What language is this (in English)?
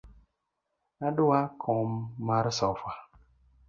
Luo (Kenya and Tanzania)